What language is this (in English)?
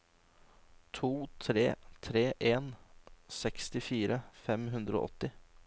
Norwegian